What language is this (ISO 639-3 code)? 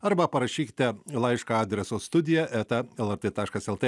lit